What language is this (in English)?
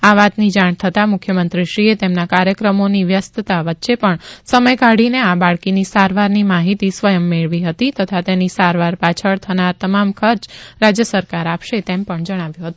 Gujarati